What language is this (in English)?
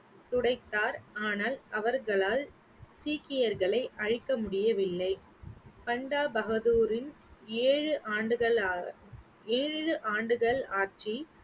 Tamil